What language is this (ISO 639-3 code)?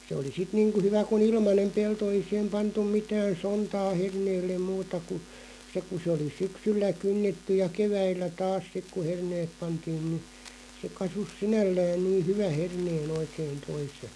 fin